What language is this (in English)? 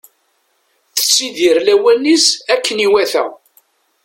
Kabyle